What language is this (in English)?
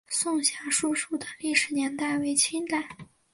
Chinese